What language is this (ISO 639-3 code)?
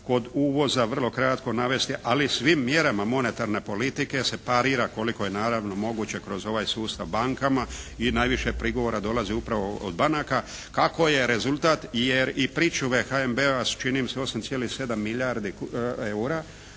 hrv